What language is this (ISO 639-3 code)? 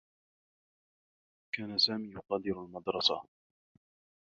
ara